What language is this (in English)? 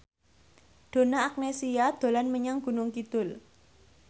Javanese